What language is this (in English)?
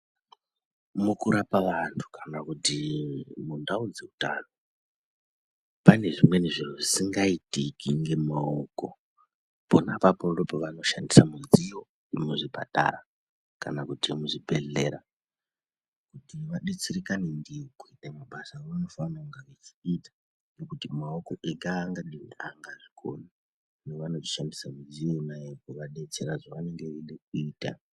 Ndau